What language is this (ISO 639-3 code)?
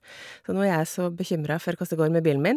nor